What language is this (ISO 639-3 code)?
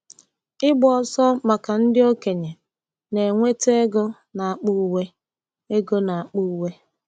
ibo